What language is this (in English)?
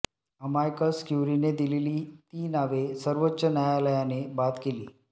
Marathi